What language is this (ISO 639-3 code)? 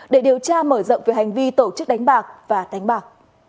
vie